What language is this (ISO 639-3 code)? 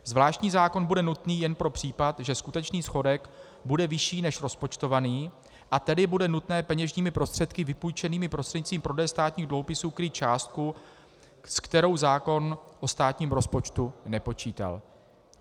ces